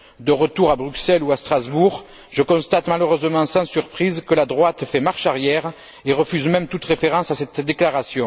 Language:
French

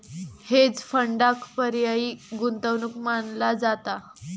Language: Marathi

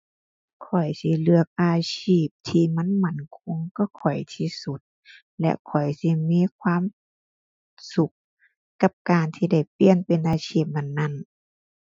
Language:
Thai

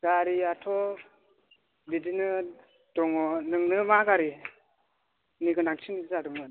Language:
Bodo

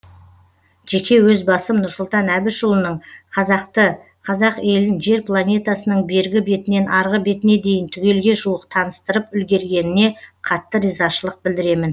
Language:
Kazakh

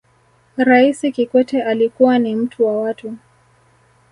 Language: Swahili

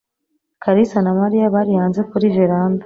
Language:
Kinyarwanda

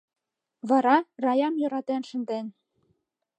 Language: Mari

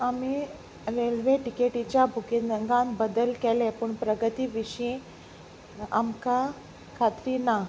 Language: Konkani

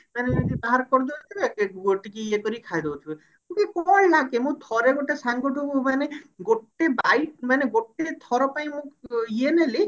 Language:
Odia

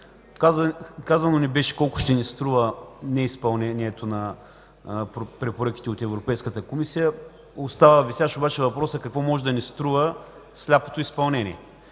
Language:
Bulgarian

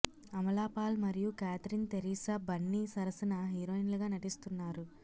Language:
Telugu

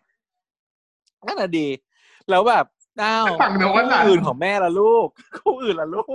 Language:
Thai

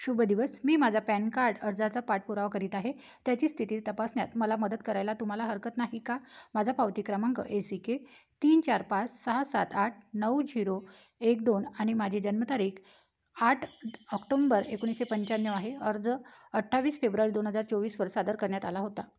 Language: Marathi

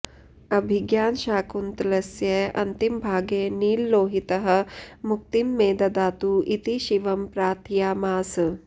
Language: Sanskrit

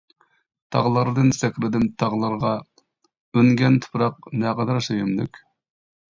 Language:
Uyghur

